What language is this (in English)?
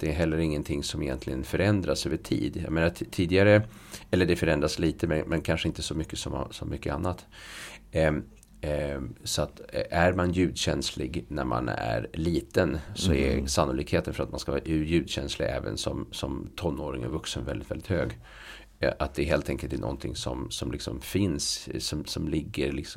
Swedish